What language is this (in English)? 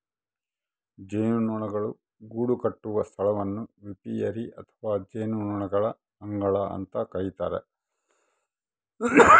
Kannada